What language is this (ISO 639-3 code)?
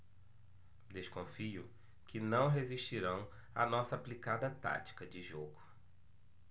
por